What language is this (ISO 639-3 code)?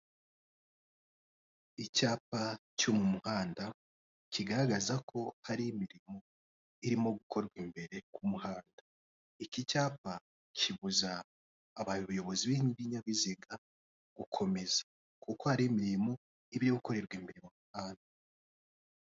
kin